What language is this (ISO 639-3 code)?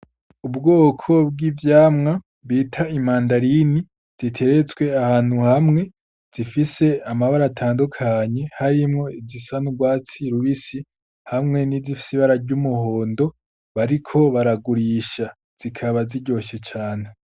run